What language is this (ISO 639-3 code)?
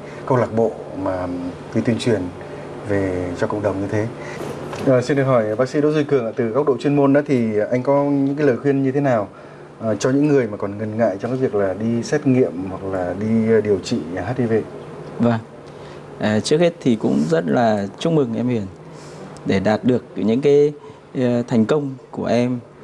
vie